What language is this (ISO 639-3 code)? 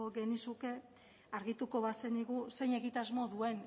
eus